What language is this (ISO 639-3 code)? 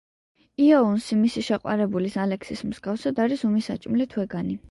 kat